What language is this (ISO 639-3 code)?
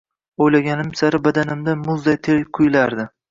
uzb